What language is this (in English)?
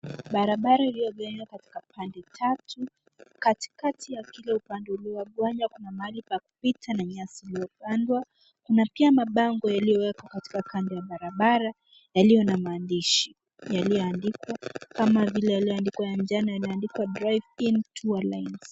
Swahili